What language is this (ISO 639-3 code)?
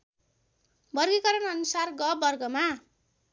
nep